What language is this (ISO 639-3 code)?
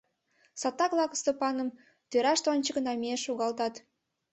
chm